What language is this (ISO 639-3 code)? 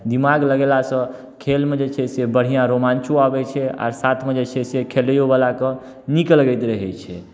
mai